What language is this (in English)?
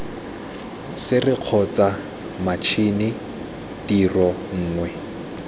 Tswana